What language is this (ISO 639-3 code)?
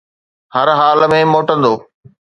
snd